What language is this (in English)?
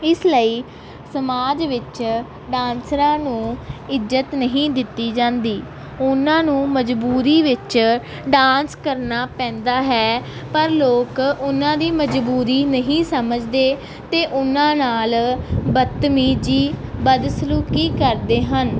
Punjabi